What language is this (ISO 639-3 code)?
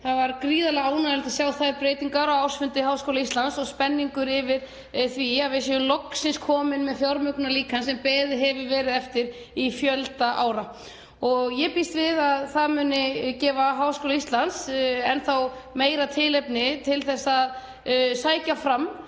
isl